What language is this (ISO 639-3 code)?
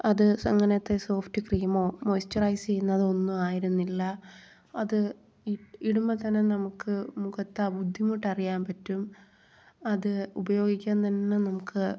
mal